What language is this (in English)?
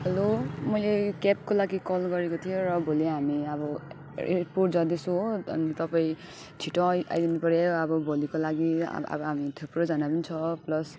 Nepali